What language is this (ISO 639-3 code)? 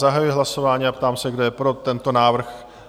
ces